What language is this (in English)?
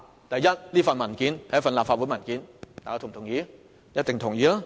Cantonese